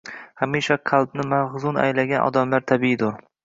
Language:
Uzbek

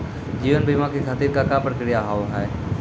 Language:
Maithili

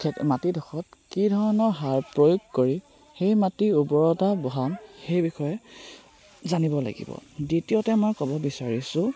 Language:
Assamese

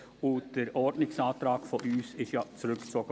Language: Swiss German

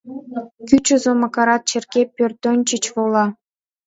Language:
Mari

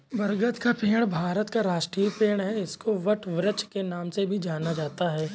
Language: Hindi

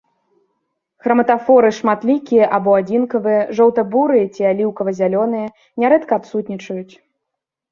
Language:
Belarusian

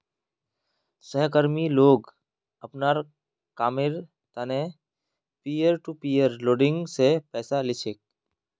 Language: Magahi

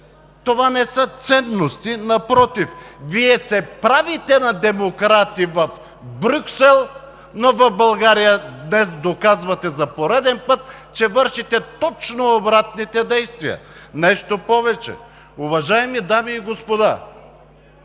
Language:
Bulgarian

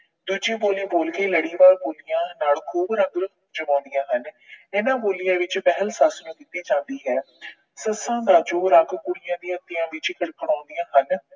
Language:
Punjabi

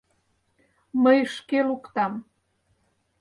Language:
Mari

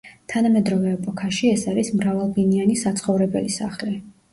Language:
Georgian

